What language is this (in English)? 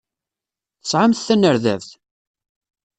Kabyle